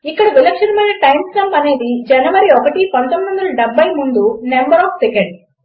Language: Telugu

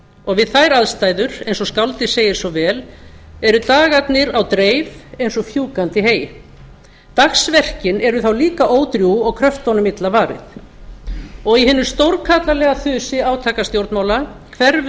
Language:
Icelandic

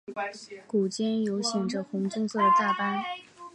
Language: Chinese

